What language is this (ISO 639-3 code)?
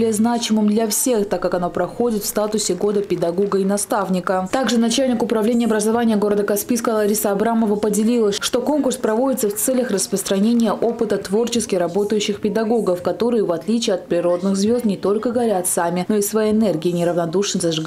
rus